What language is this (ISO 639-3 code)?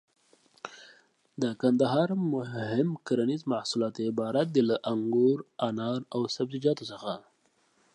pus